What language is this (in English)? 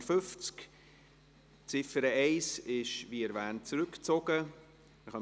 Swiss German